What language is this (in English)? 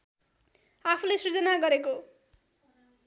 Nepali